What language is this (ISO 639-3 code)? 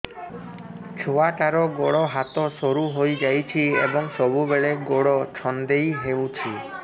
ori